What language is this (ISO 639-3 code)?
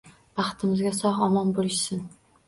uzb